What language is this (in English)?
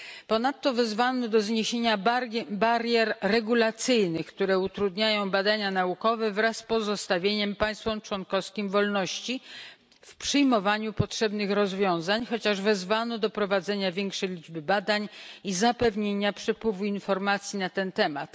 Polish